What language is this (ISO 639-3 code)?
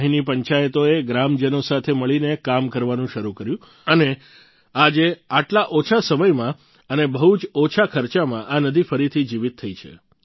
guj